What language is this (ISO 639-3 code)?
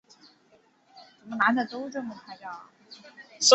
zho